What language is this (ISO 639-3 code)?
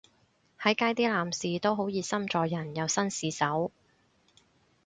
yue